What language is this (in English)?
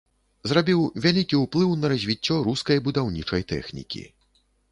Belarusian